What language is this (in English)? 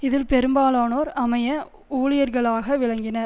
Tamil